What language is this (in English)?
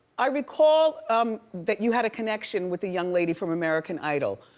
English